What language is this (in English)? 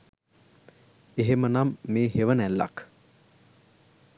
Sinhala